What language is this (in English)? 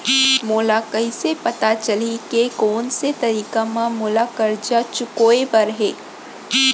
Chhattisgarhi